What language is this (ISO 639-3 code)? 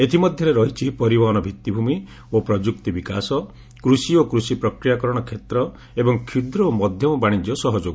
ori